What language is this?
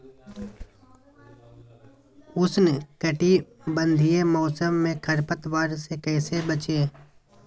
Magahi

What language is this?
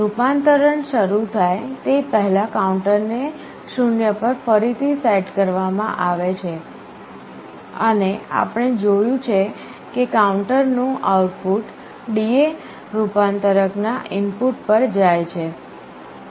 Gujarati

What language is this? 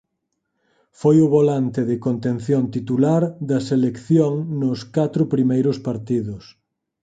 Galician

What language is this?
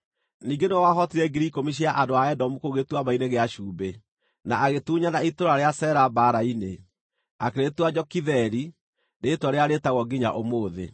Kikuyu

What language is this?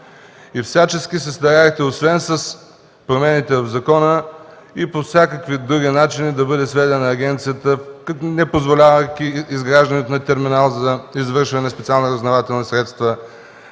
Bulgarian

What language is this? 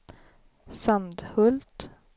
Swedish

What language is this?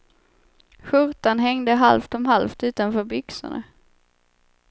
Swedish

